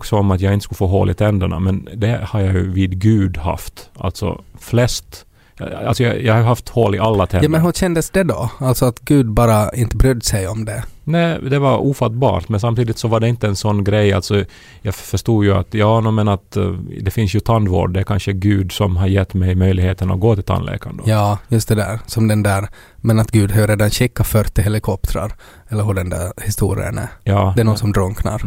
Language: Swedish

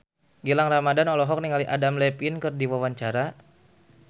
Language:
Sundanese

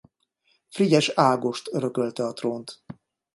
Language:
Hungarian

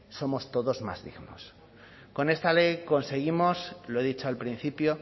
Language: Spanish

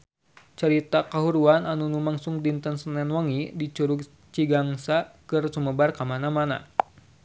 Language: Sundanese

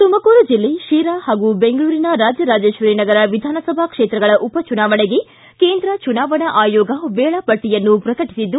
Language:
Kannada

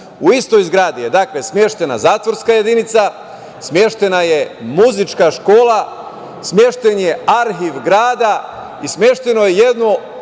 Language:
Serbian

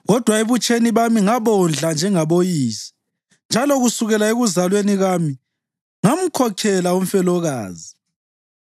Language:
North Ndebele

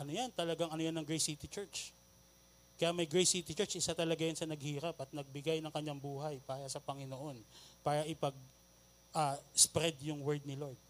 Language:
Filipino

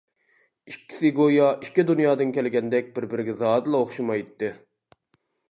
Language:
Uyghur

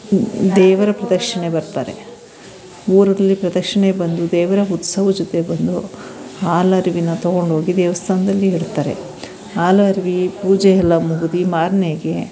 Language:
Kannada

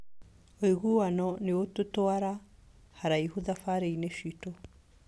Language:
Kikuyu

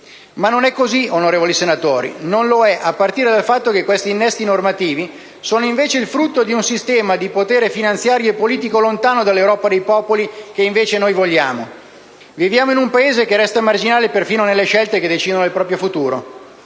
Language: Italian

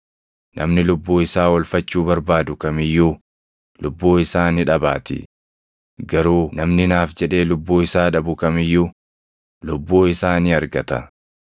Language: Oromo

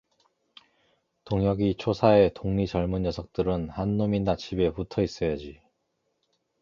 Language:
Korean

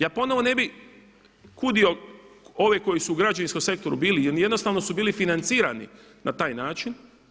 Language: Croatian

